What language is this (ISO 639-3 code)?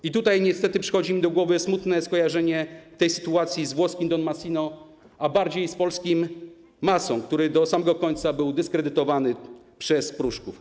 pol